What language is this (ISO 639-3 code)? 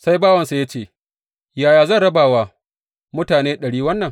hau